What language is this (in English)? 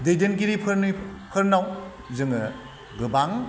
Bodo